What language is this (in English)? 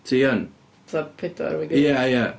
Welsh